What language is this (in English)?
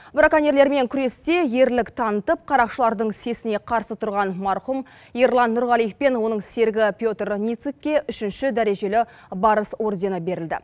Kazakh